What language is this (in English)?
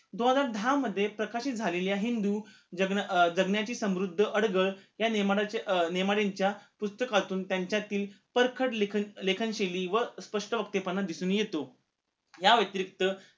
Marathi